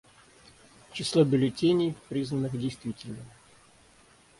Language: Russian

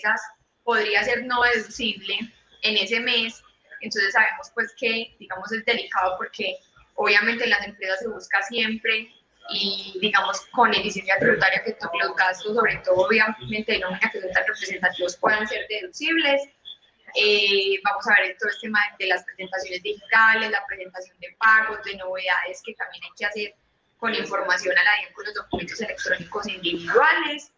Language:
Spanish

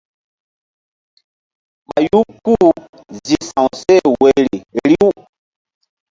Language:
Mbum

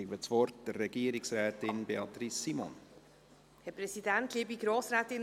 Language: Swiss German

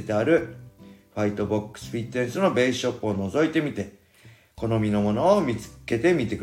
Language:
Japanese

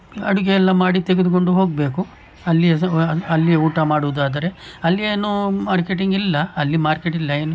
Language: Kannada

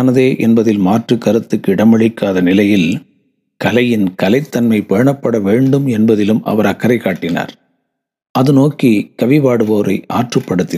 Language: Tamil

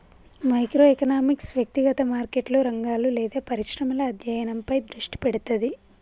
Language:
Telugu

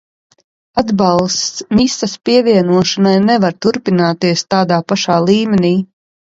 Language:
Latvian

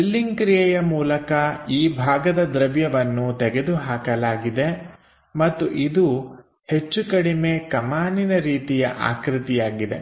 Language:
Kannada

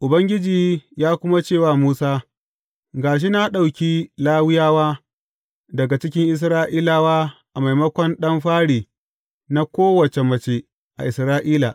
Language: Hausa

